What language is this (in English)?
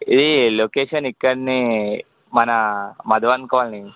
Telugu